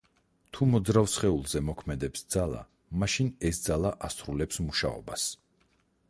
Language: Georgian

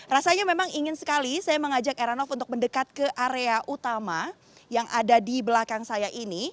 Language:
Indonesian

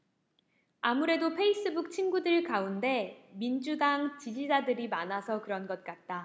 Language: Korean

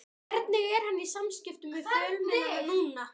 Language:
Icelandic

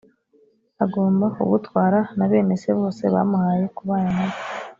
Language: Kinyarwanda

